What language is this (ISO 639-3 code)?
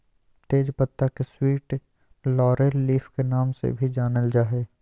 mag